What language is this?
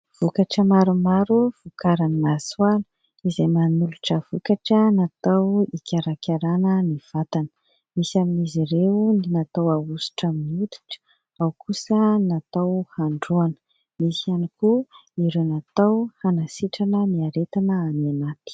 Malagasy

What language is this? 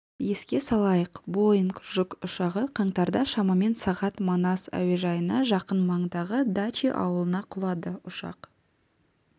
Kazakh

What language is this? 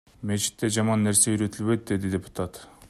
Kyrgyz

